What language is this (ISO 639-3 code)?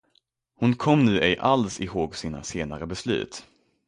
swe